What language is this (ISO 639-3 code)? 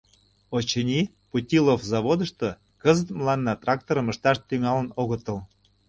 chm